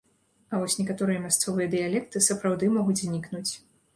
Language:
Belarusian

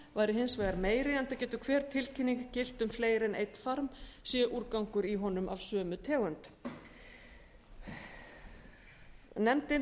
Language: Icelandic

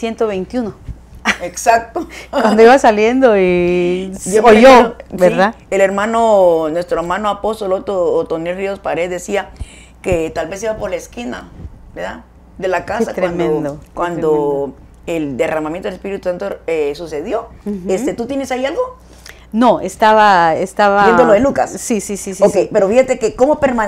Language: Spanish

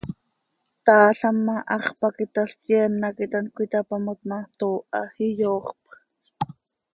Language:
Seri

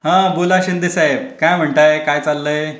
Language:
Marathi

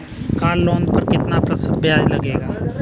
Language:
Hindi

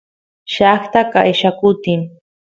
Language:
Santiago del Estero Quichua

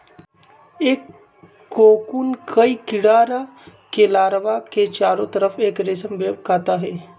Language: Magahi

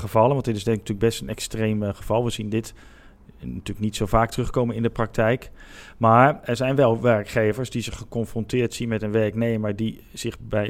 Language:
Dutch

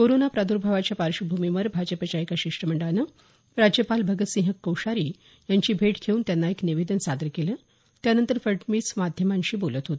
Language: Marathi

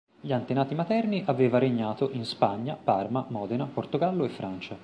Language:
Italian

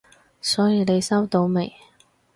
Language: Cantonese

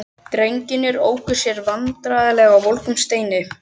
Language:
Icelandic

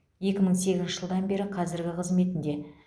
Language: Kazakh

